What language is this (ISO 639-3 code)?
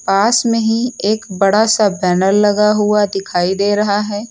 hin